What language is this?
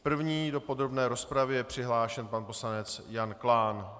Czech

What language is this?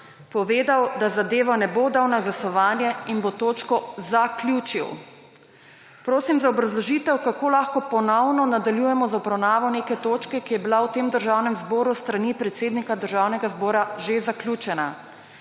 Slovenian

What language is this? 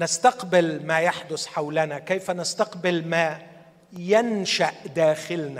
Arabic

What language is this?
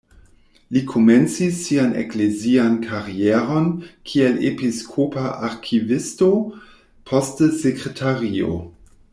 Esperanto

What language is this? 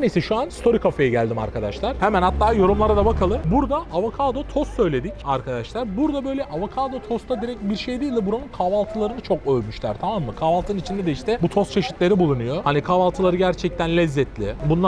Turkish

